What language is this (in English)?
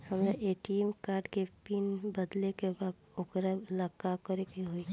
Bhojpuri